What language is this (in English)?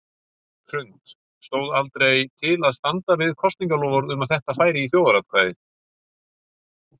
Icelandic